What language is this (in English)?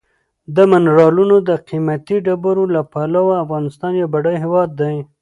Pashto